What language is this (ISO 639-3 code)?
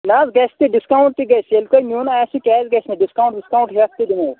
kas